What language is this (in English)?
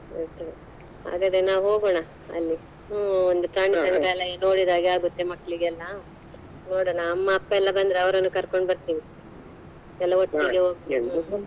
Kannada